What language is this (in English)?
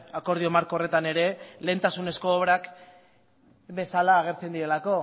Basque